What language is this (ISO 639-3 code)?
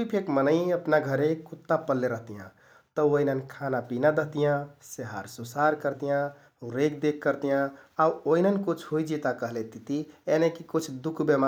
tkt